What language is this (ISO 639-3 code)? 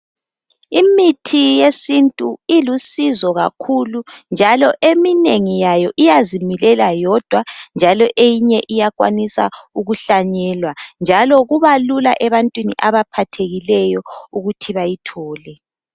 nde